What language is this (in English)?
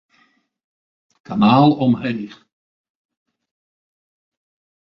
Western Frisian